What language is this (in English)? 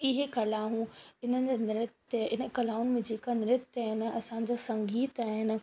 Sindhi